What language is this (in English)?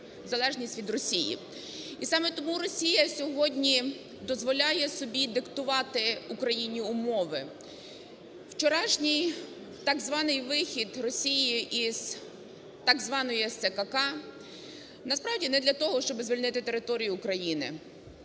Ukrainian